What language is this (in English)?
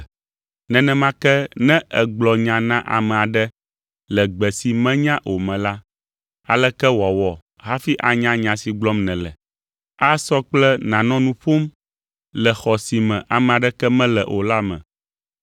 Ewe